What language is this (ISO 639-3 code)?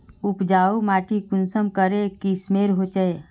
mag